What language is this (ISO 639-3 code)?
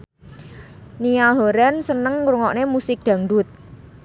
jav